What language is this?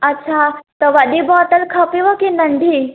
Sindhi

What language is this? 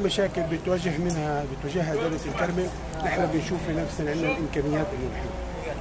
Arabic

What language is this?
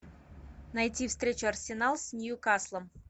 Russian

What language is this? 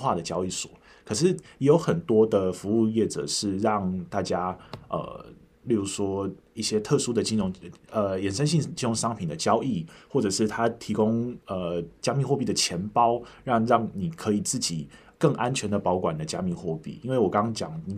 Chinese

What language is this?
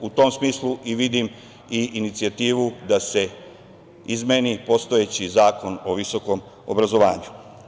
Serbian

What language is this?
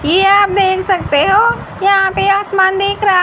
Hindi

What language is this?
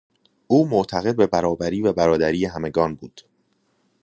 Persian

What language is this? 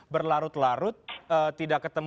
Indonesian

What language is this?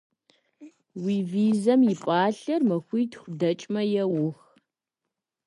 Kabardian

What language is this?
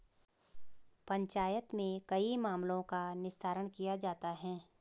Hindi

